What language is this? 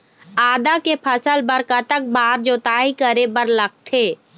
Chhattisgarhi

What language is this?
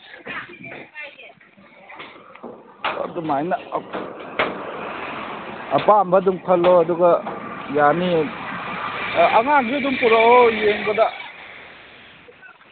Manipuri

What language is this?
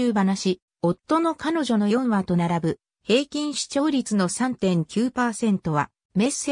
Japanese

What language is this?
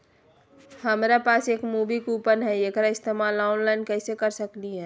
Magahi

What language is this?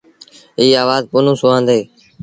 Sindhi Bhil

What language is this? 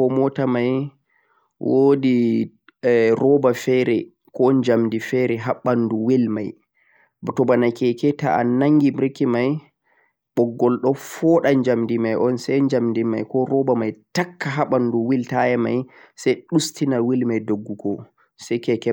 Central-Eastern Niger Fulfulde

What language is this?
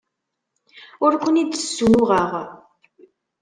Kabyle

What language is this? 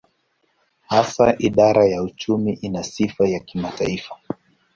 Swahili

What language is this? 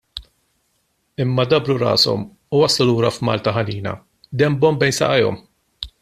Maltese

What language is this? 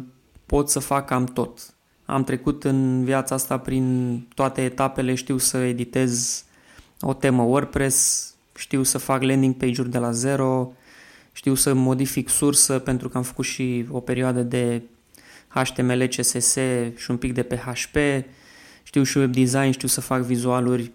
Romanian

